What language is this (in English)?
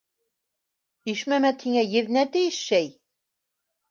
Bashkir